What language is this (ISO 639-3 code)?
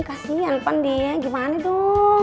ind